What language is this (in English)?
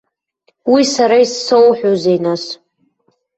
Abkhazian